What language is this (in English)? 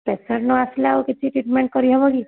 Odia